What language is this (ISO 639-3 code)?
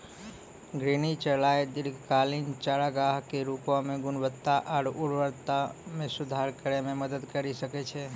mai